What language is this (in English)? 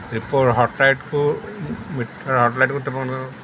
Odia